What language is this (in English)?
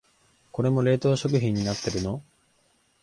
Japanese